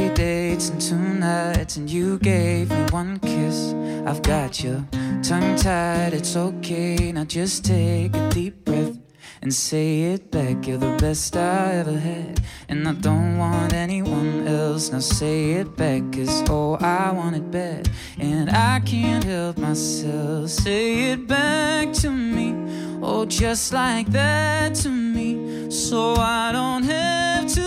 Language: Danish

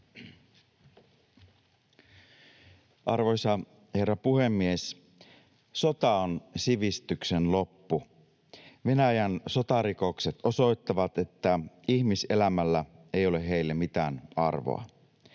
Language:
Finnish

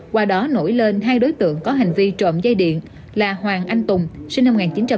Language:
Vietnamese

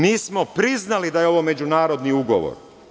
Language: Serbian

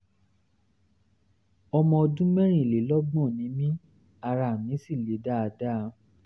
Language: Yoruba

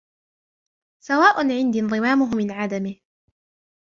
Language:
Arabic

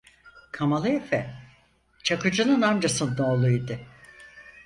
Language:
Turkish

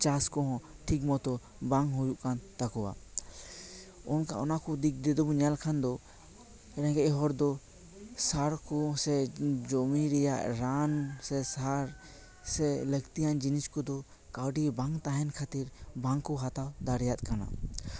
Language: Santali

